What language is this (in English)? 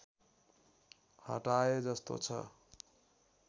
Nepali